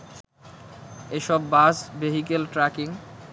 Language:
Bangla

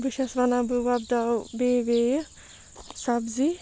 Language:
Kashmiri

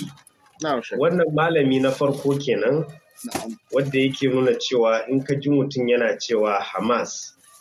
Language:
Arabic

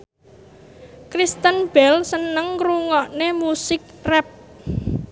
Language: Javanese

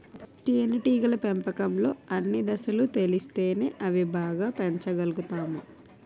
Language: Telugu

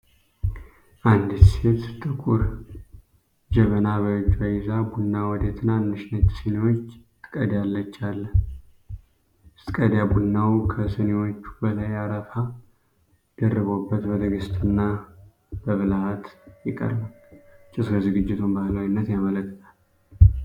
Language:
Amharic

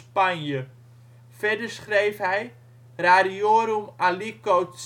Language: Dutch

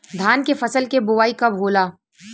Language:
Bhojpuri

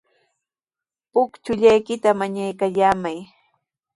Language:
Sihuas Ancash Quechua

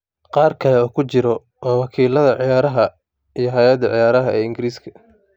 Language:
Somali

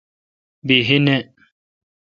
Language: Kalkoti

